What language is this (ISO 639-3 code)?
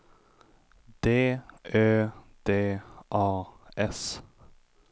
swe